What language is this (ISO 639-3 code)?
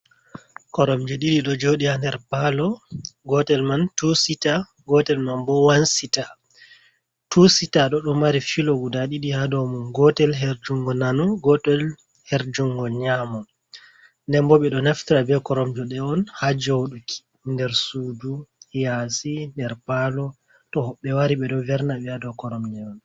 ful